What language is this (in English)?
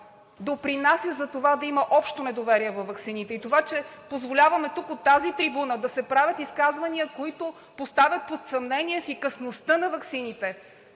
Bulgarian